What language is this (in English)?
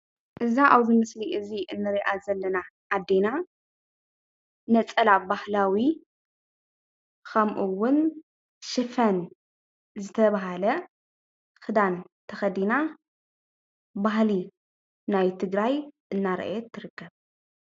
Tigrinya